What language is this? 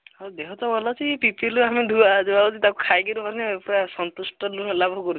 Odia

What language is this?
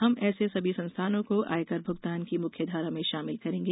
Hindi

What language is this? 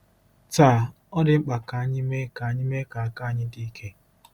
Igbo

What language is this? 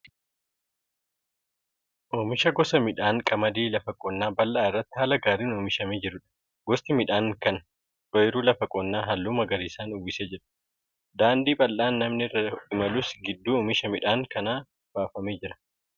Oromo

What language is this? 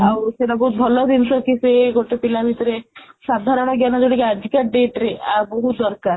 Odia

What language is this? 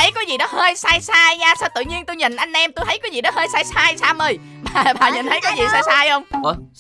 Vietnamese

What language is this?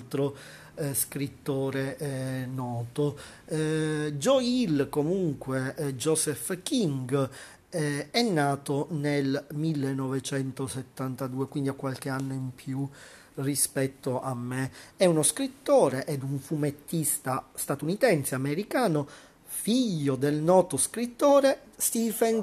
Italian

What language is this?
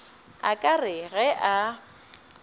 Northern Sotho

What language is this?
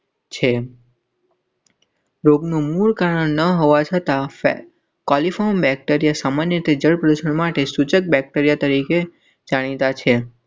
Gujarati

